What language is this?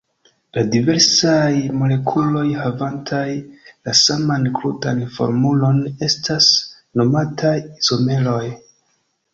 Esperanto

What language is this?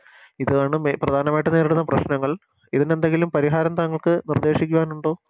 Malayalam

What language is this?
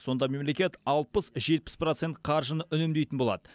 Kazakh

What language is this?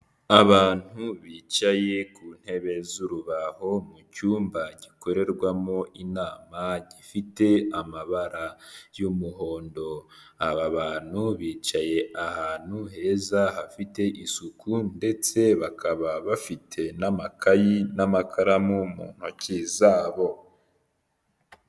Kinyarwanda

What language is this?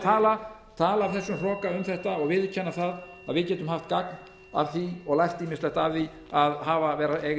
Icelandic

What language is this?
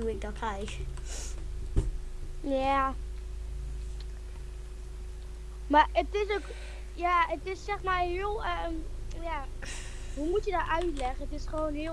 Dutch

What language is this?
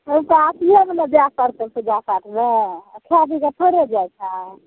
Maithili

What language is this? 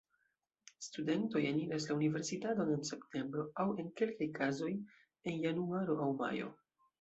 Esperanto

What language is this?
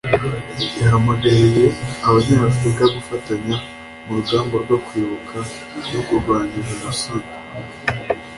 Kinyarwanda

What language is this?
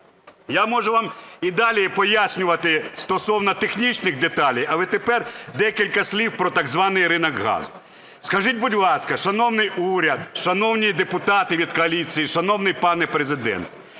Ukrainian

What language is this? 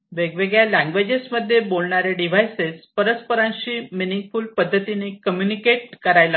Marathi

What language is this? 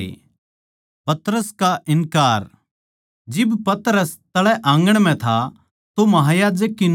Haryanvi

